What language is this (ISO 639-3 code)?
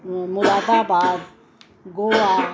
snd